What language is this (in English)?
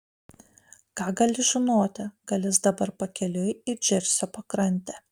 Lithuanian